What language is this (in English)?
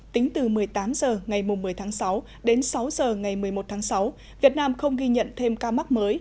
Vietnamese